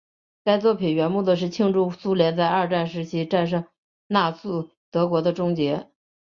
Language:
Chinese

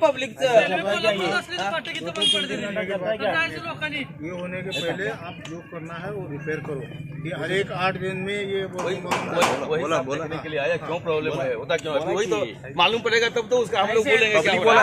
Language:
Marathi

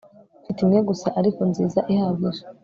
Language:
Kinyarwanda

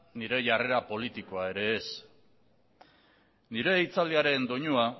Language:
Basque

